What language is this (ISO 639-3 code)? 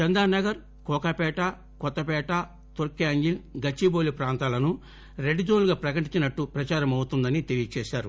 tel